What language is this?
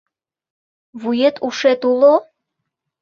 Mari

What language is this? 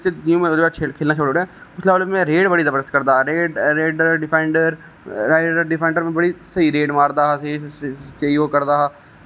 Dogri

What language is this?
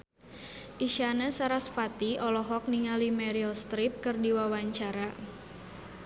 Sundanese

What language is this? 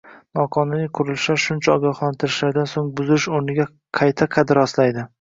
Uzbek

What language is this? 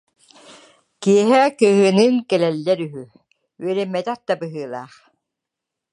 Yakut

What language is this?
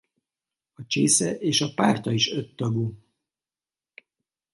Hungarian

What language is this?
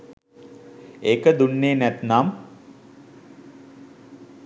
Sinhala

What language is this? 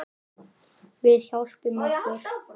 Icelandic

